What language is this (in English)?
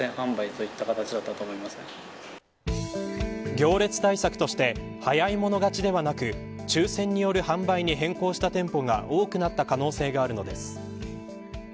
Japanese